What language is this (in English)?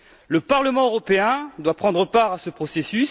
French